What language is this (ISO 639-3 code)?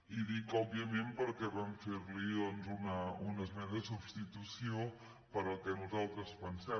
cat